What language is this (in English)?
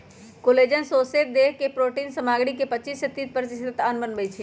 Magahi